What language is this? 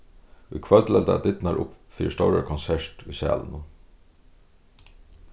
Faroese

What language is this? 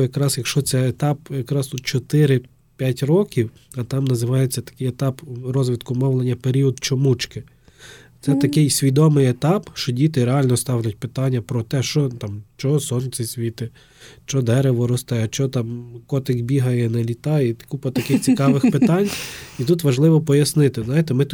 Ukrainian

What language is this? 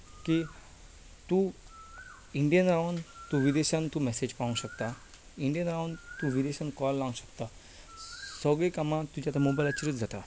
Konkani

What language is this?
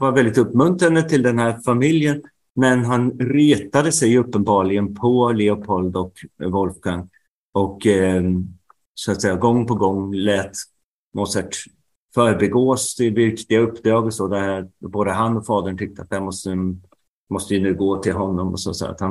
Swedish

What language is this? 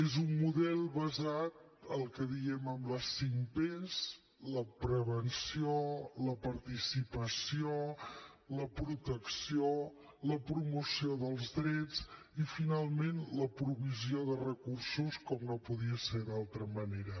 Catalan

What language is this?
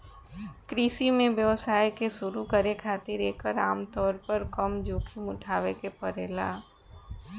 Bhojpuri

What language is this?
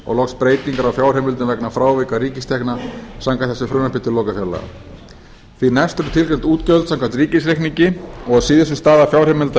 Icelandic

